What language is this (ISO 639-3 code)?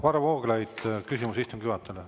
est